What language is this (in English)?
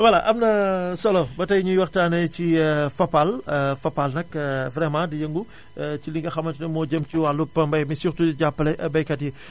Wolof